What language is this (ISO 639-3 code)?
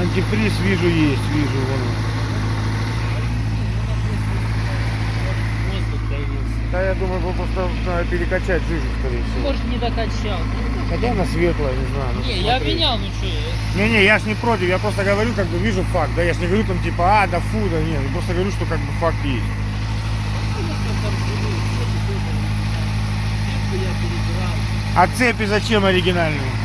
rus